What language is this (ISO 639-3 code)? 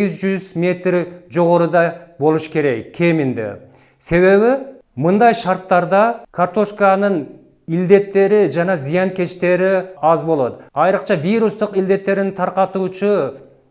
tur